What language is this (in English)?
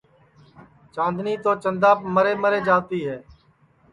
Sansi